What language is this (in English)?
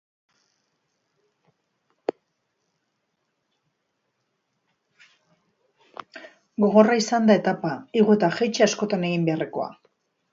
Basque